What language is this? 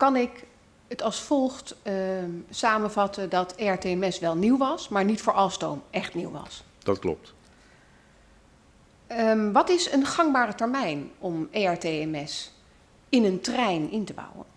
Dutch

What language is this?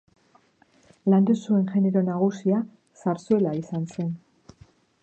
Basque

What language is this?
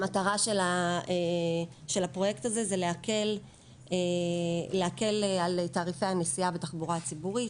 Hebrew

